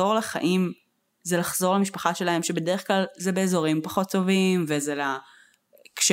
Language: Hebrew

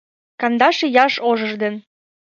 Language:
Mari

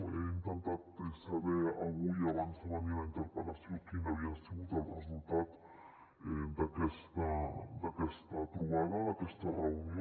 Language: Catalan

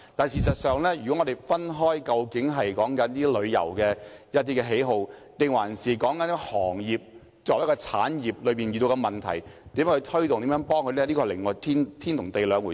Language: Cantonese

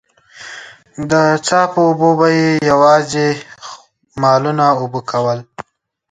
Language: Pashto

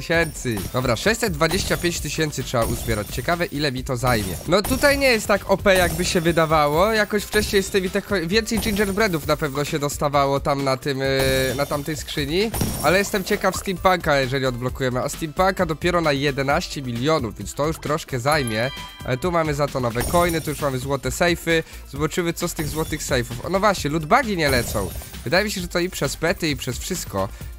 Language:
Polish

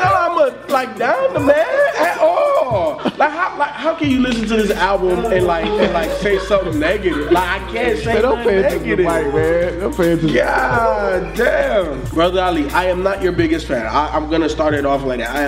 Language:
English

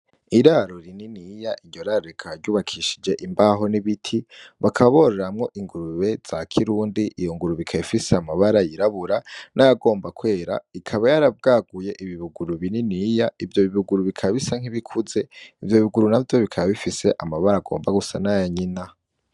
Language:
Rundi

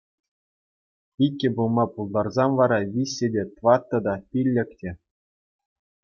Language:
Chuvash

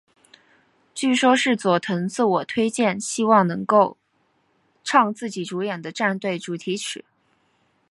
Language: Chinese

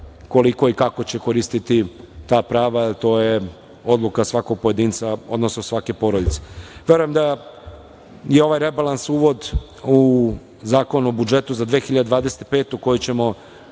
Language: Serbian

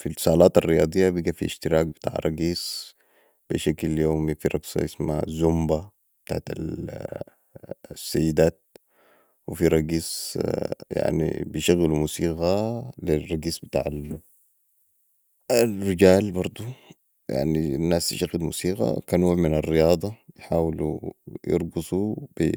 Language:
Sudanese Arabic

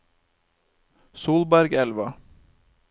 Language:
Norwegian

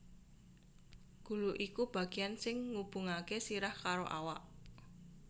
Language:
Javanese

